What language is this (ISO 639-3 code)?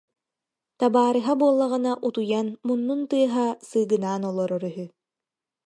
sah